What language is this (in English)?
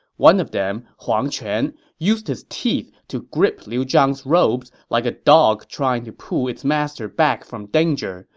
English